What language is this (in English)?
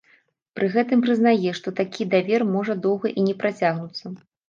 Belarusian